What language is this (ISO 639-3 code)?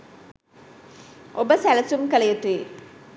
sin